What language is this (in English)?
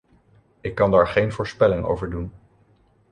Dutch